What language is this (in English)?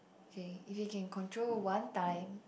English